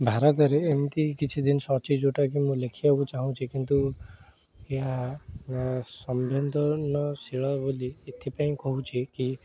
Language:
Odia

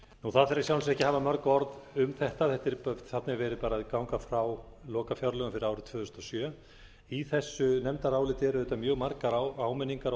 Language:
Icelandic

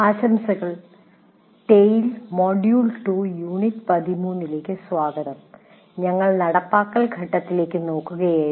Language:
Malayalam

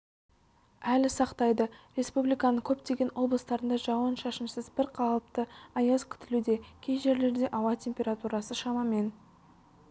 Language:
Kazakh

